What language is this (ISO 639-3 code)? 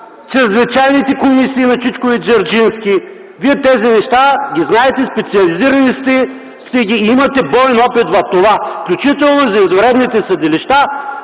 bul